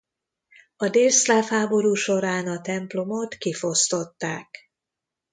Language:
Hungarian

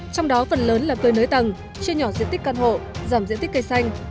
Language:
Vietnamese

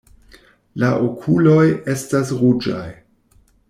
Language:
Esperanto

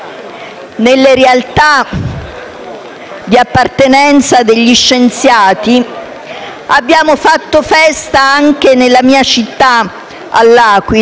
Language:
Italian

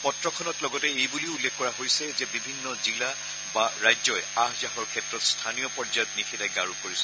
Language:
Assamese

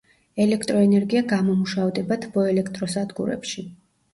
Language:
Georgian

